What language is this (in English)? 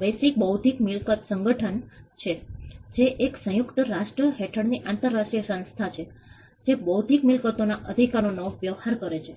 Gujarati